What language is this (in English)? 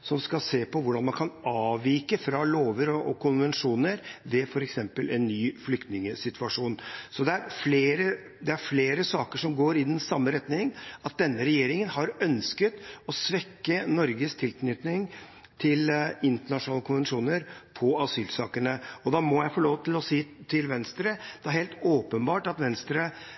Norwegian Bokmål